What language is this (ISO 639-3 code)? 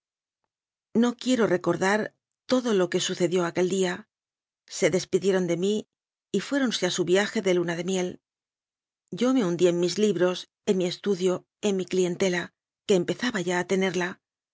spa